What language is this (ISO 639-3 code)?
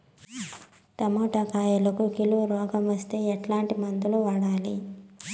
tel